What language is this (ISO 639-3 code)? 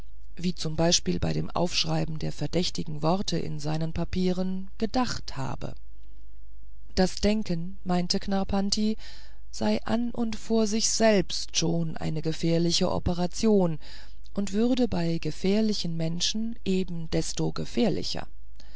deu